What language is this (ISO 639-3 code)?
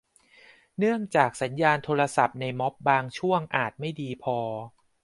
tha